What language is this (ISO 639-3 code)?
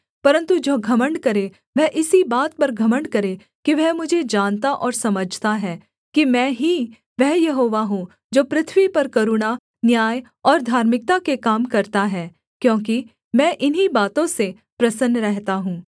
hin